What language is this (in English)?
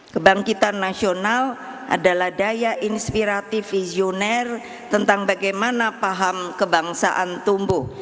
Indonesian